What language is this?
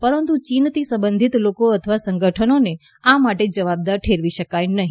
Gujarati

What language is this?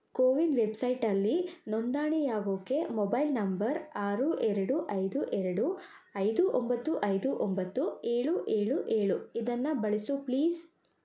Kannada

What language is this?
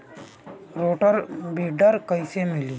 Bhojpuri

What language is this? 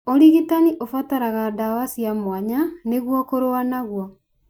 Kikuyu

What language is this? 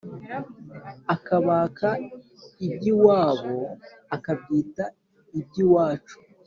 Kinyarwanda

